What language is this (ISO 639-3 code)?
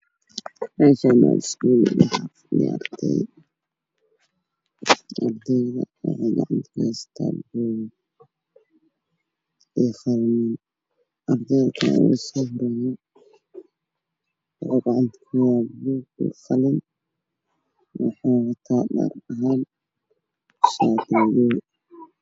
som